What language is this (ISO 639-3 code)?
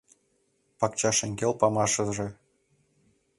chm